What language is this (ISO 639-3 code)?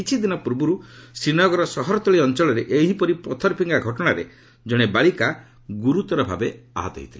ori